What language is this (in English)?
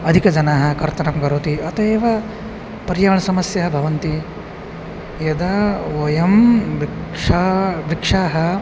Sanskrit